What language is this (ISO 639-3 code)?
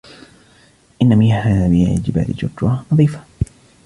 ara